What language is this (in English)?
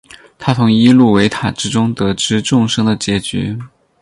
Chinese